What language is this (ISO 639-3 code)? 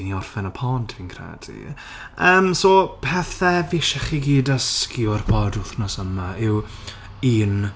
cym